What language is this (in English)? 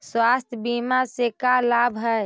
Magahi